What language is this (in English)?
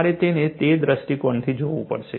Gujarati